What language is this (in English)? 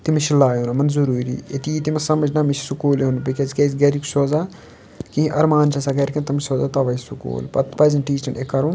Kashmiri